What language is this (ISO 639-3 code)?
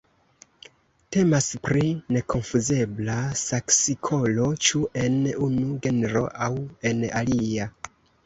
epo